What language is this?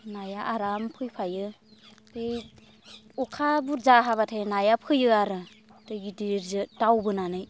Bodo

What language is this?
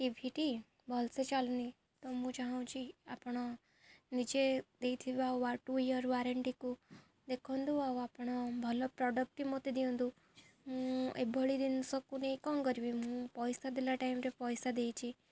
Odia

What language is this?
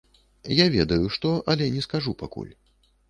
Belarusian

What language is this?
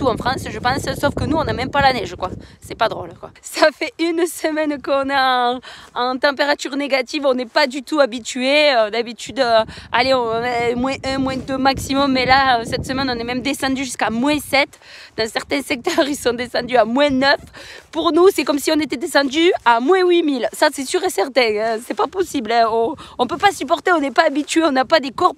French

